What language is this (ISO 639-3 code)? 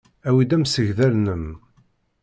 kab